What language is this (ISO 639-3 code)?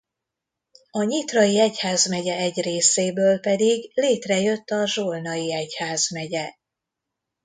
hun